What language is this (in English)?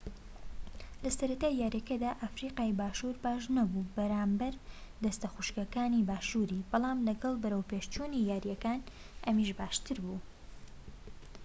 Central Kurdish